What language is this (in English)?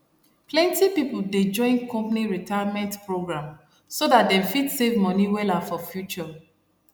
Nigerian Pidgin